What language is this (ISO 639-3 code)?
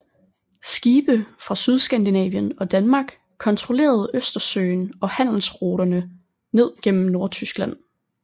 dan